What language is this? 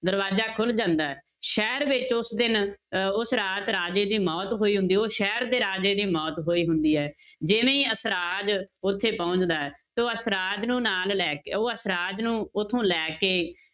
Punjabi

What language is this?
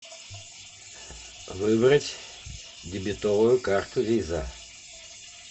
Russian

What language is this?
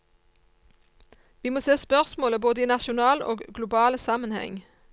Norwegian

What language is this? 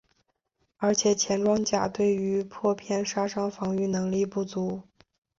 Chinese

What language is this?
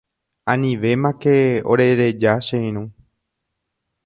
Guarani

